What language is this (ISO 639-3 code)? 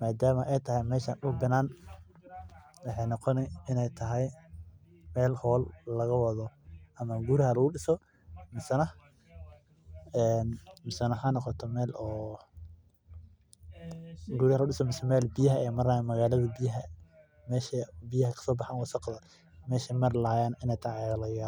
som